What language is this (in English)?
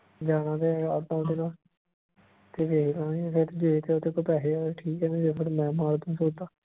Punjabi